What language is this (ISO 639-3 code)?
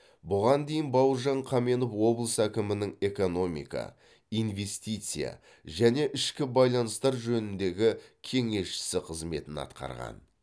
kaz